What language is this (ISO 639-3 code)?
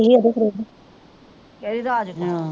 pan